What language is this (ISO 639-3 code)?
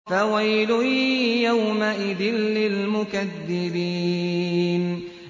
ara